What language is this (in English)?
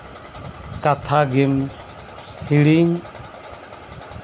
Santali